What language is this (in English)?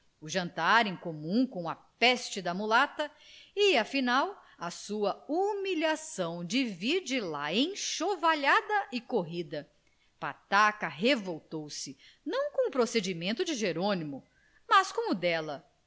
Portuguese